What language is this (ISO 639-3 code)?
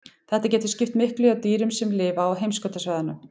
isl